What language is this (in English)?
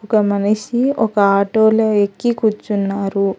Telugu